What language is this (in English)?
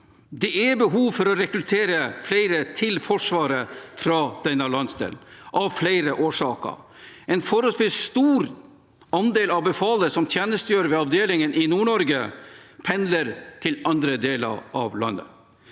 Norwegian